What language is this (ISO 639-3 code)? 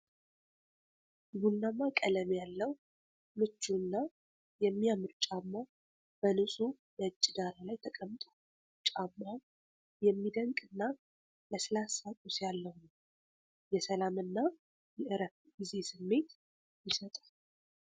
amh